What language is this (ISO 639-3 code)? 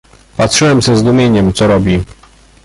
pol